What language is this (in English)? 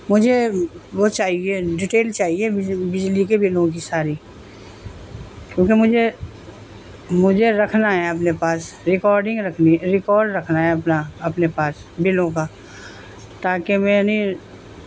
Urdu